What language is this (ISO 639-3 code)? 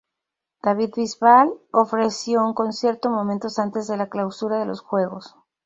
spa